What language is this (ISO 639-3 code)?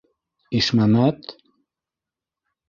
bak